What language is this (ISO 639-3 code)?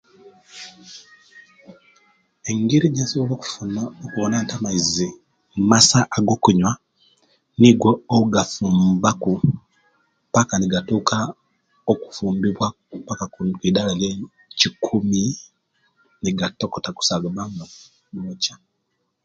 lke